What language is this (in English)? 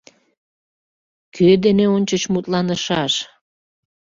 Mari